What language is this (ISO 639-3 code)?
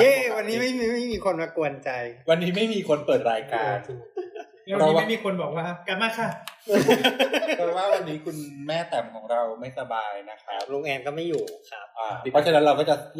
tha